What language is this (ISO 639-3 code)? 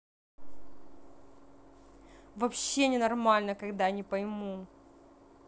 rus